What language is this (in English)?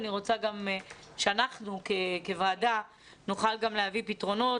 Hebrew